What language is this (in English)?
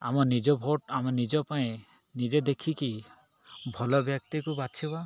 Odia